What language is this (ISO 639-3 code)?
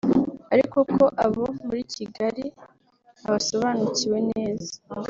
kin